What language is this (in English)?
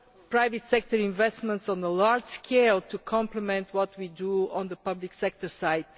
English